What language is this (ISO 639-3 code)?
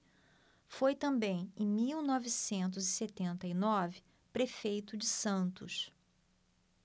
por